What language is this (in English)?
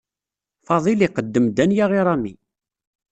Kabyle